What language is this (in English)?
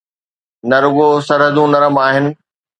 Sindhi